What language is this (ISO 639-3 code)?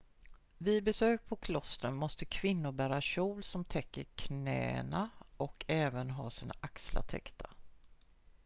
swe